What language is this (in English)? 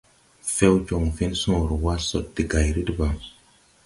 Tupuri